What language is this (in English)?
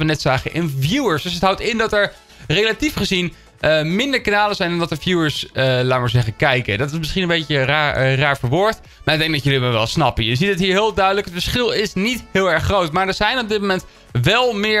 Dutch